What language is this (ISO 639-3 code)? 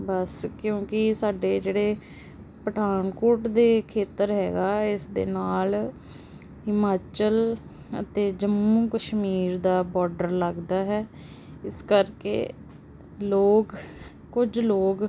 pan